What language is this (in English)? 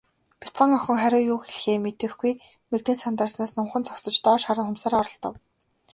Mongolian